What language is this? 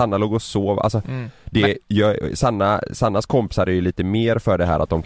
Swedish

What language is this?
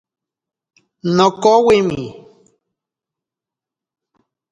Ashéninka Perené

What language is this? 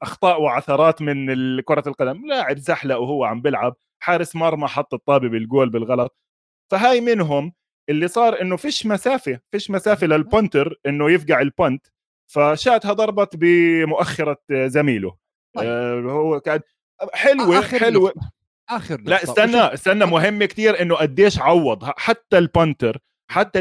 Arabic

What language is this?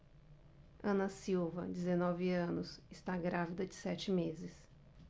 Portuguese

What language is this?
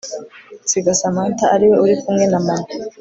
Kinyarwanda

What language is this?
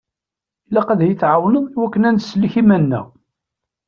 Kabyle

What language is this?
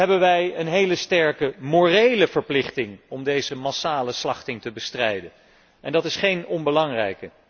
Dutch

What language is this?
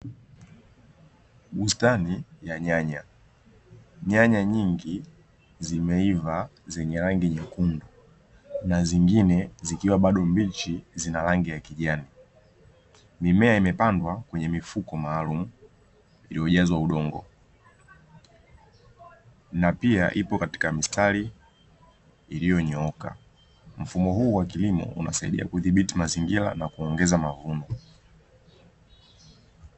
Swahili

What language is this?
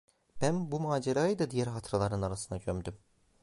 Turkish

